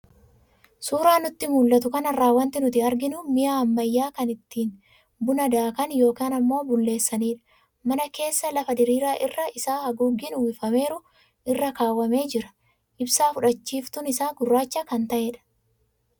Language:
Oromo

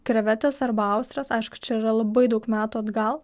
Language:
Lithuanian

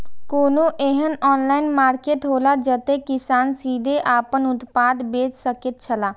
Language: Maithili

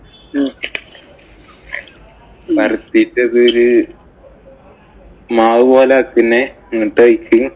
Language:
Malayalam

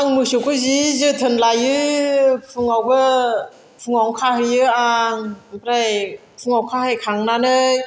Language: Bodo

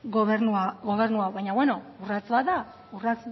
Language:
Basque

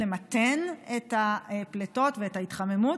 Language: Hebrew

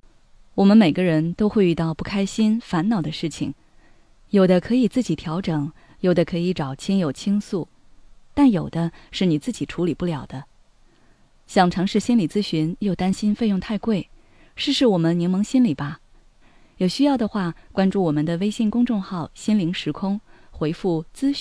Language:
Chinese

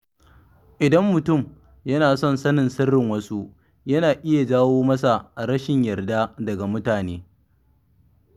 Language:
Hausa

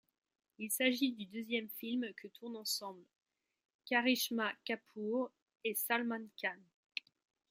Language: French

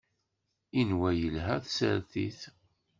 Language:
Kabyle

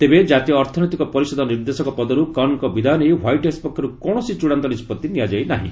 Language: Odia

